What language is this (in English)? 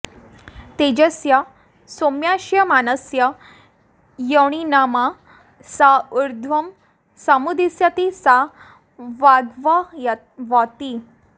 Sanskrit